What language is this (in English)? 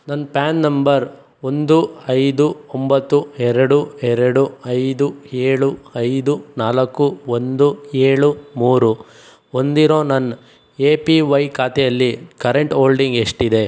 Kannada